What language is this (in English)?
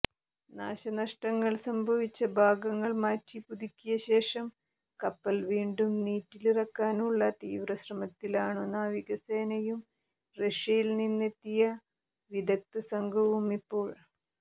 Malayalam